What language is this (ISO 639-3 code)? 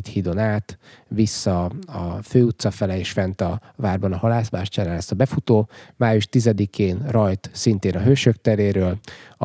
hun